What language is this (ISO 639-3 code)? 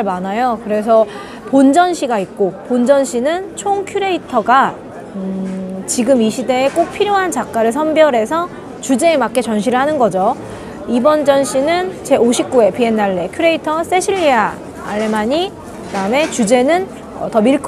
kor